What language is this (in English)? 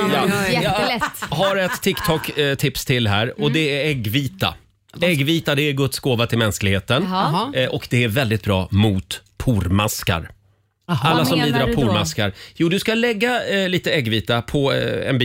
Swedish